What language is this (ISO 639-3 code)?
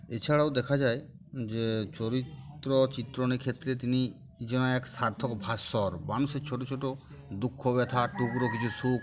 ben